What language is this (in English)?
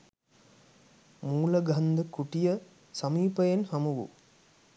Sinhala